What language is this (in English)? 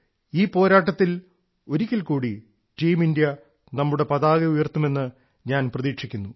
Malayalam